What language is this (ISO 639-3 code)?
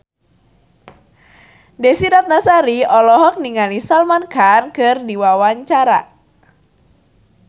sun